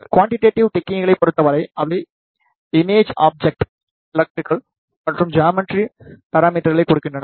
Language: Tamil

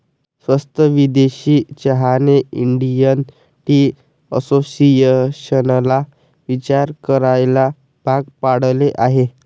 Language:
Marathi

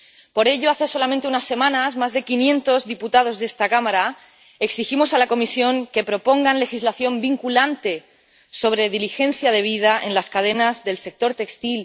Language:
Spanish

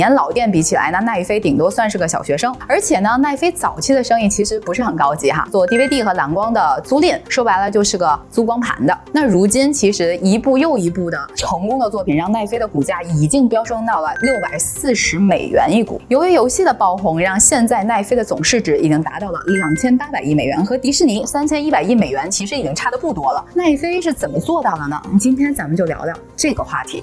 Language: Chinese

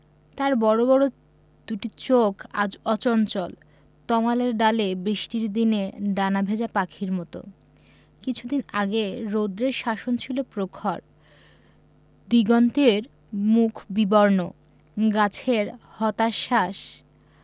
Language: Bangla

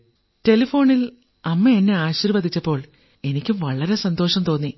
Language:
Malayalam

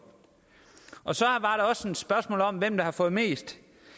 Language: Danish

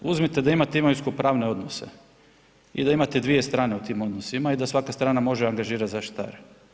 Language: Croatian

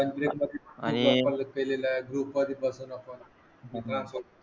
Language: Marathi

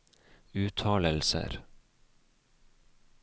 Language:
Norwegian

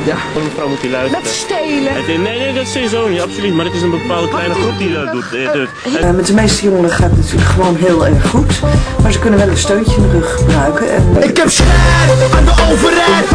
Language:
Dutch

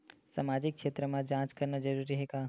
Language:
Chhattisgarhi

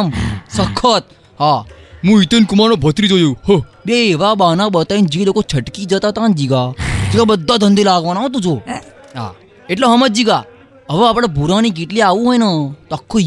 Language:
Gujarati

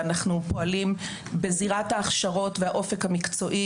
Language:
Hebrew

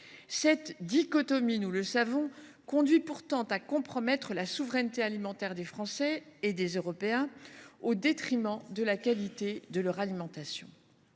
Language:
French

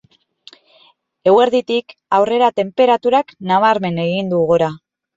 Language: Basque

